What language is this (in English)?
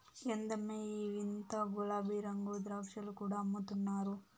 Telugu